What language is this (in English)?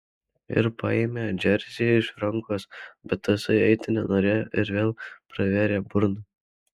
Lithuanian